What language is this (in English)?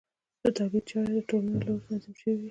Pashto